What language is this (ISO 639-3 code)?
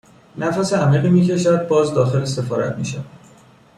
fas